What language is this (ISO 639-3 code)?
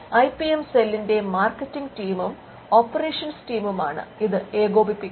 mal